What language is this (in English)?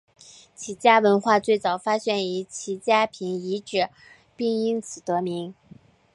Chinese